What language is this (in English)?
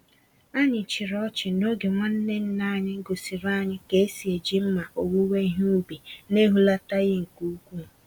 Igbo